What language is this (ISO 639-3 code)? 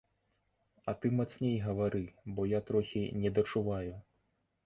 bel